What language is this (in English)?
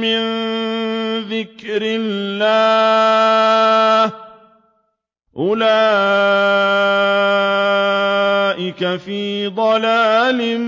Arabic